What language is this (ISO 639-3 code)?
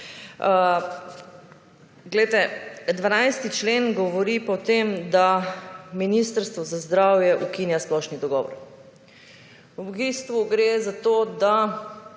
slv